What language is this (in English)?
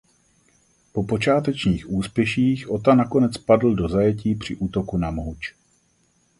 Czech